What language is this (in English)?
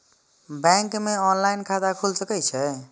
Maithili